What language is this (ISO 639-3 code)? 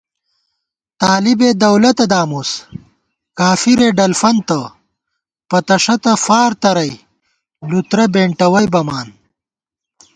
gwt